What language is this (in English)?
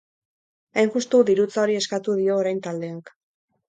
Basque